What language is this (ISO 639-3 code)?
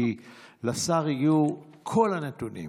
heb